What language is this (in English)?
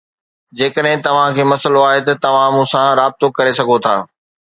Sindhi